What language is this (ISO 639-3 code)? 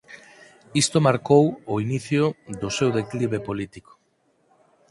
glg